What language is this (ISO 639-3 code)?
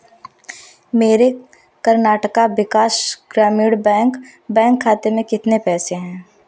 hin